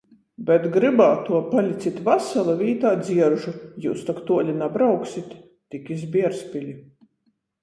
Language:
Latgalian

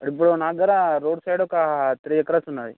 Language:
Telugu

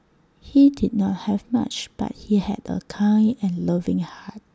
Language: English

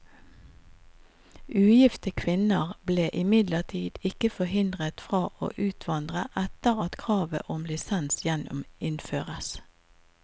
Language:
Norwegian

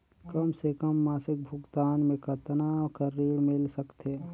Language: Chhattisgarhi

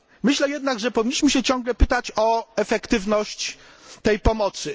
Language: Polish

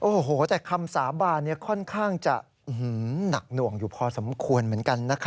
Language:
Thai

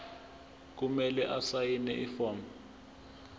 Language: Zulu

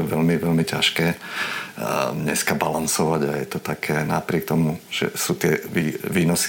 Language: Slovak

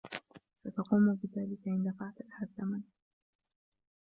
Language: Arabic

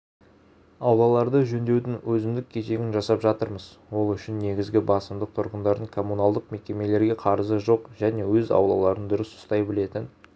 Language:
Kazakh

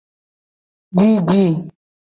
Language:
Gen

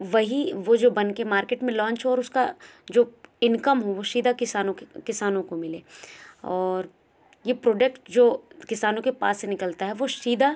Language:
Hindi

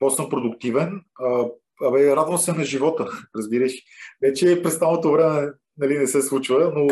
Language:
Bulgarian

